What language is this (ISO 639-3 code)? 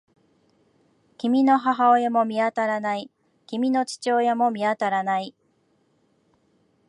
jpn